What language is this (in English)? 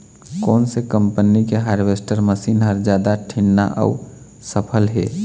Chhattisgarhi